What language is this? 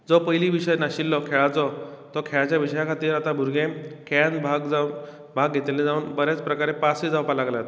Konkani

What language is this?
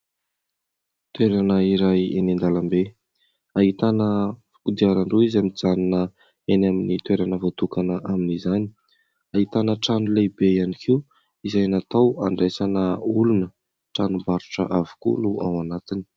Malagasy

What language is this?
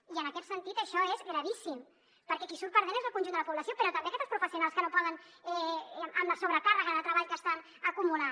Catalan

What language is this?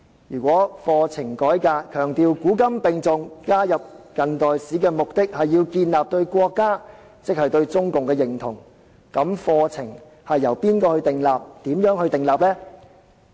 Cantonese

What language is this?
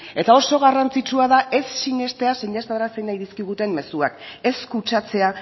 Basque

